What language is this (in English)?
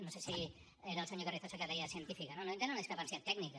Catalan